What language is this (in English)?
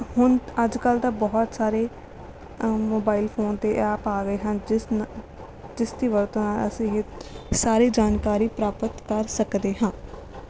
Punjabi